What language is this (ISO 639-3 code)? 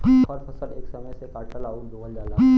bho